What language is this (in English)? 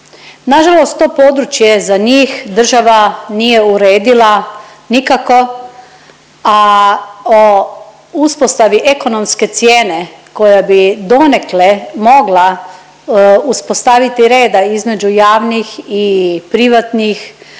Croatian